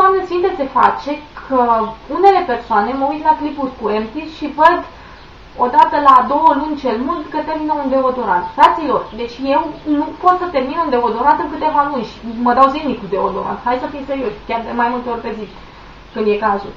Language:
Romanian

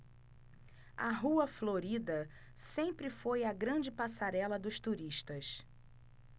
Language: Portuguese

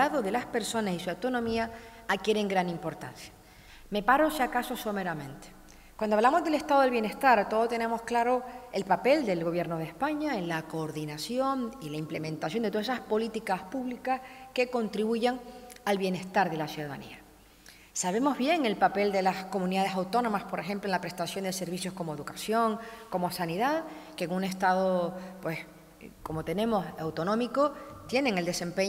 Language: Spanish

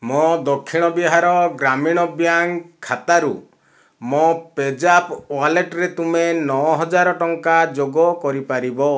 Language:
Odia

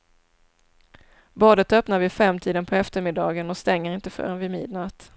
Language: Swedish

